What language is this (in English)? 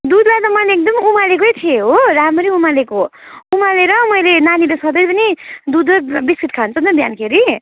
Nepali